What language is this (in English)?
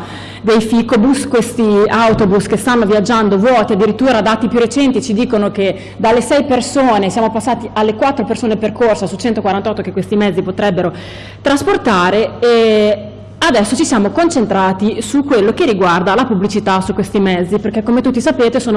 Italian